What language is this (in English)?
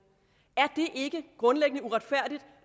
Danish